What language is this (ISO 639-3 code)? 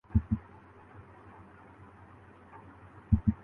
urd